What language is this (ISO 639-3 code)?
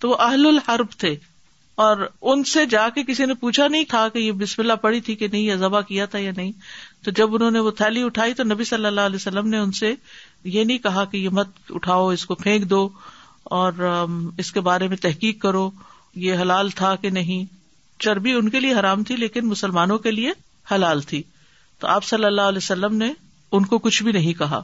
urd